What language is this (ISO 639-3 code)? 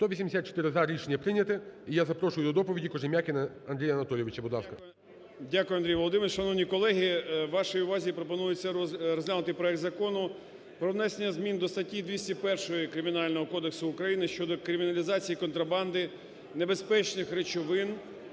ukr